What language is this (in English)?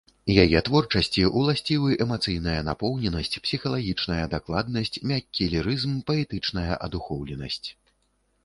Belarusian